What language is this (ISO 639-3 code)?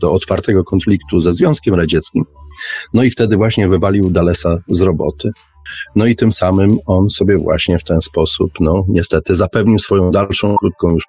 pol